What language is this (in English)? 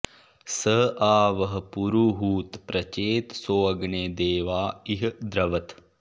Sanskrit